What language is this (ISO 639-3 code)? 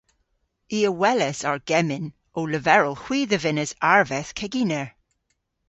cor